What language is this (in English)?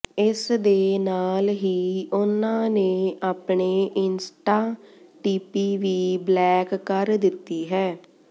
Punjabi